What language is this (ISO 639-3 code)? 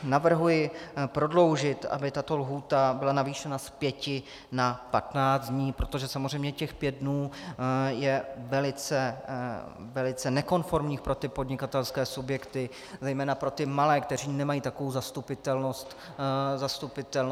ces